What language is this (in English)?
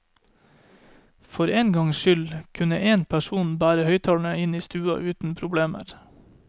Norwegian